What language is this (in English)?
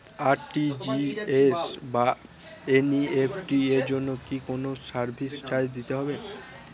Bangla